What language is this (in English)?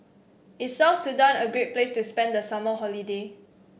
English